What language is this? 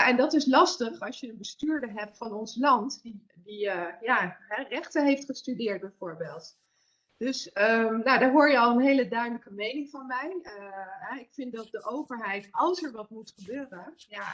Dutch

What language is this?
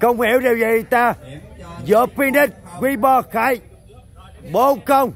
Vietnamese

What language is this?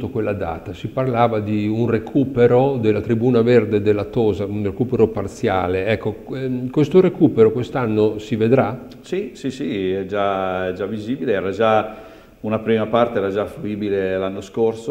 Italian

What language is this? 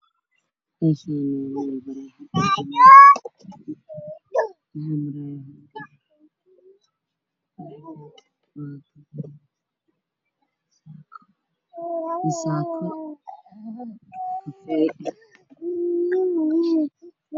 Somali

